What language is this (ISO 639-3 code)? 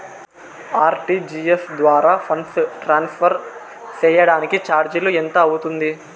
tel